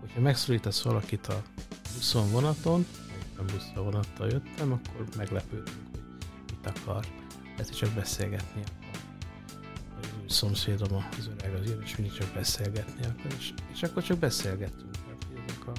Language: Hungarian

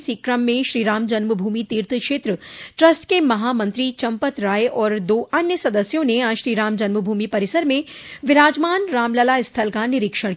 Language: Hindi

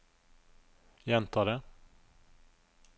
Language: Norwegian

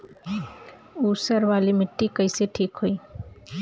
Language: Bhojpuri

